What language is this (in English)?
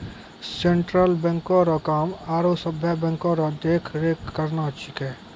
Maithili